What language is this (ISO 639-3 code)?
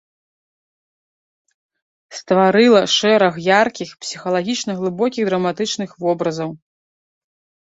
bel